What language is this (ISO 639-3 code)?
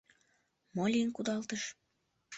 chm